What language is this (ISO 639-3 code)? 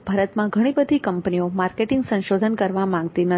guj